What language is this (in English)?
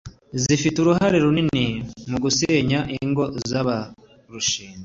Kinyarwanda